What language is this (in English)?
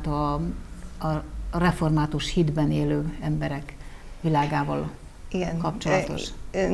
Hungarian